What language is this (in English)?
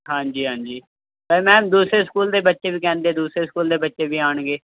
Punjabi